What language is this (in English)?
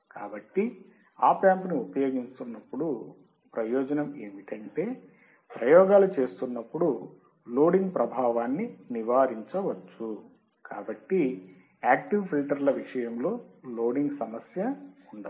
Telugu